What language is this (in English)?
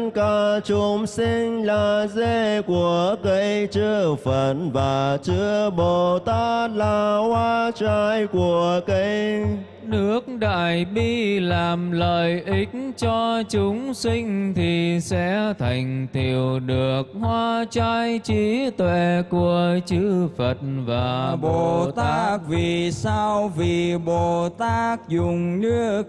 Vietnamese